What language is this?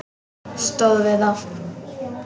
Icelandic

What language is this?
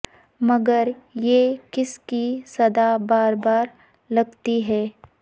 Urdu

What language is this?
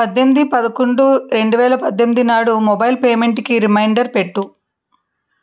Telugu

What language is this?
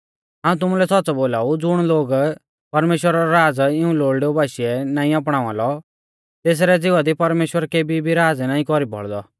Mahasu Pahari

